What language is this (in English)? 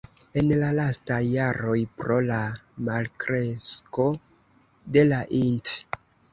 Esperanto